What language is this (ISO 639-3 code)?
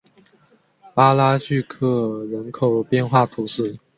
zho